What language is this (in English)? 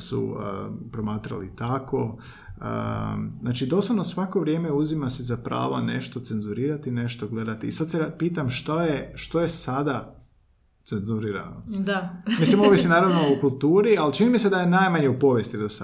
Croatian